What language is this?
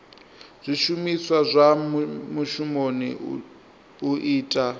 Venda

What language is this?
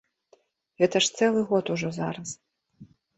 Belarusian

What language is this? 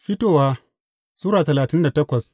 Hausa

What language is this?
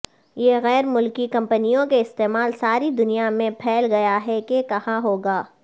Urdu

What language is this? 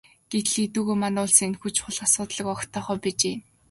Mongolian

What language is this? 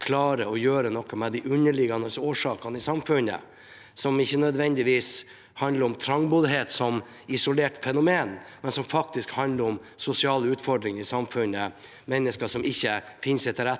Norwegian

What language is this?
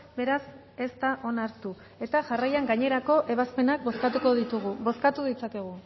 Basque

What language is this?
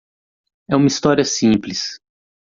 Portuguese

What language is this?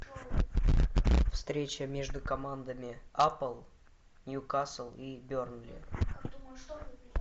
Russian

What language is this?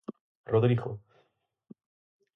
Galician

